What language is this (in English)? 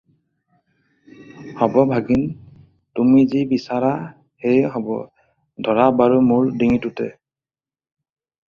Assamese